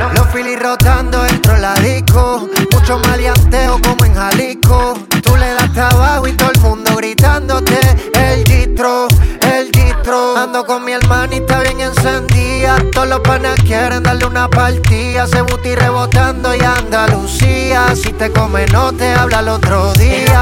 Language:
Spanish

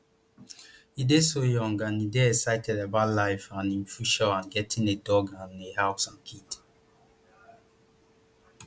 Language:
Nigerian Pidgin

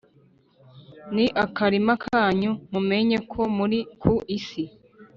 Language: Kinyarwanda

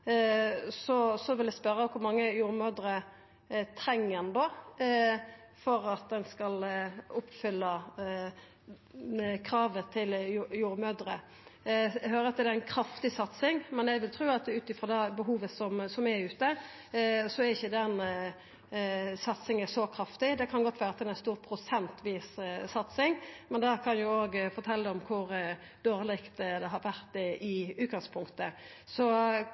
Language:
Norwegian Nynorsk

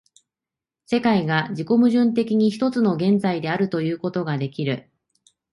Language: Japanese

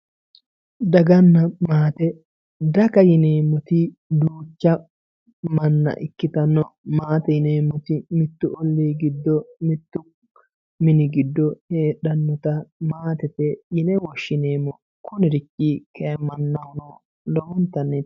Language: Sidamo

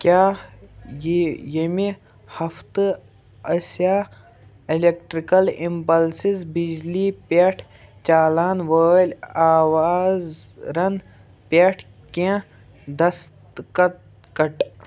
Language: Kashmiri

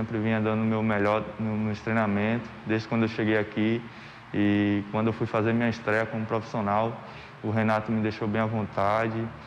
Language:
Portuguese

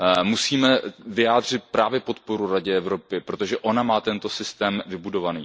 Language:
Czech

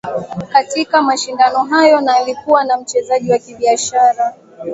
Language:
Swahili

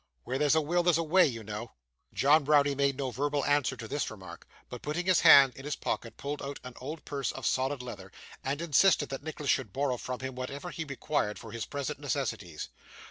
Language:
English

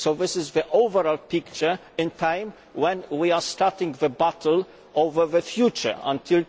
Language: English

